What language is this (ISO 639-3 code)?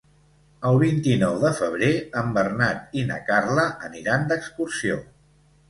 cat